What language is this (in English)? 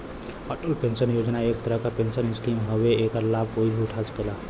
Bhojpuri